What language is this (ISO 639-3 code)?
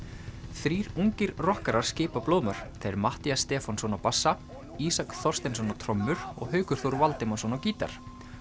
isl